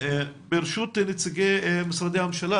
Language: Hebrew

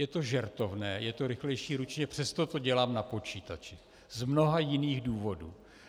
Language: Czech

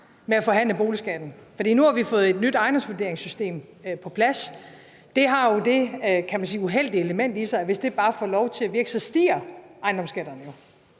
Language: Danish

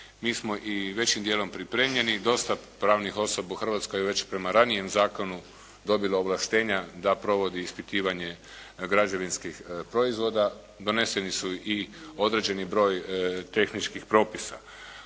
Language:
Croatian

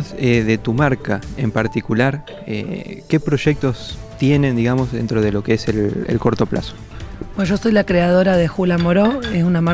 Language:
Spanish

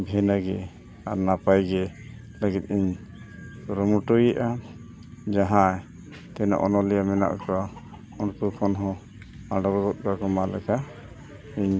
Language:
Santali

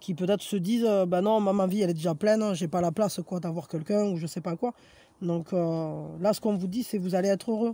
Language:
French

